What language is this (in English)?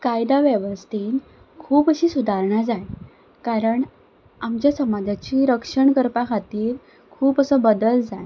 Konkani